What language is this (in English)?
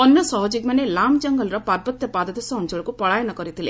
Odia